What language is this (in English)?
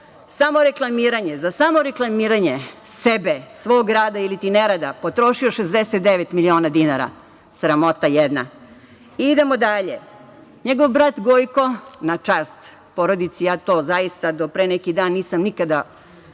Serbian